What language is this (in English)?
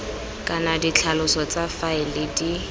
Tswana